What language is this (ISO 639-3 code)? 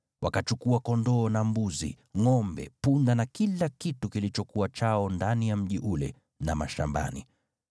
swa